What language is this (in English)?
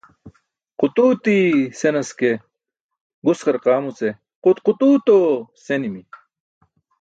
Burushaski